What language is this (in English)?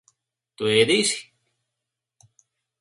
Latvian